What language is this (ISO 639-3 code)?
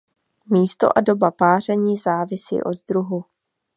ces